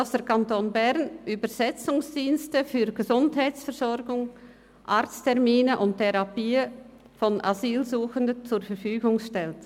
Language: Swiss German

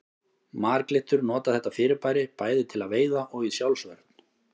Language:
Icelandic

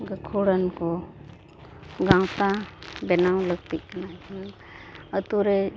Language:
Santali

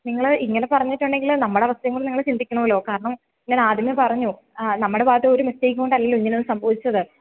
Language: Malayalam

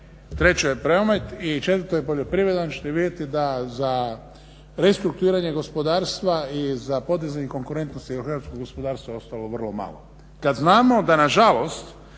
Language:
Croatian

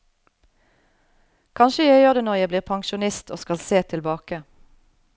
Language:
Norwegian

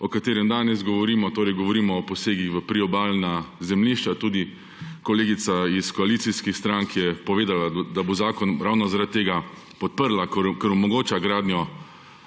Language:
Slovenian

